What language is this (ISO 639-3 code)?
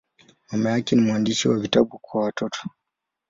swa